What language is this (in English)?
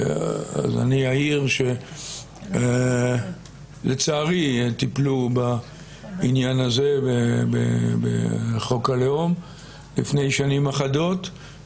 Hebrew